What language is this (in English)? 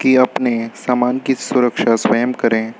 Hindi